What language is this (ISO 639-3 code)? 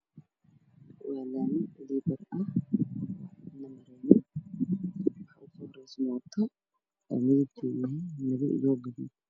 som